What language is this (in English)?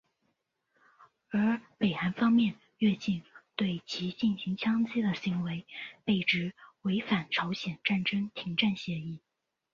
Chinese